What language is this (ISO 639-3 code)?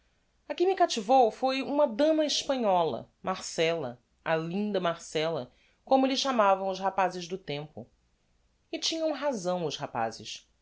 por